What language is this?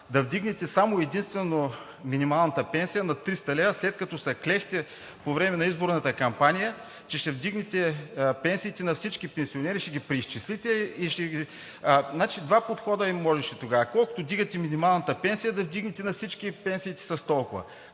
Bulgarian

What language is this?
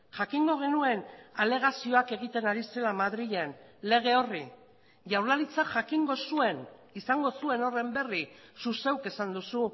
Basque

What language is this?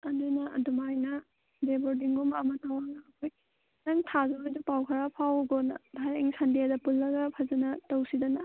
Manipuri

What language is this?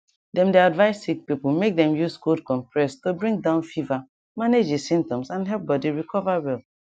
Nigerian Pidgin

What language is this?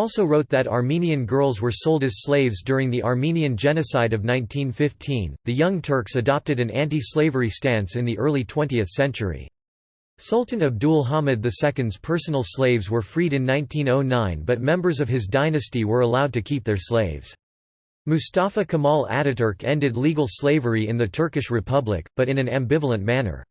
English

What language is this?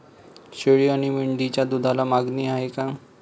Marathi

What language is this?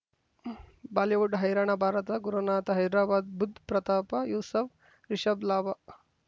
Kannada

